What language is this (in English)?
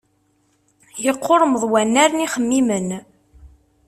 Kabyle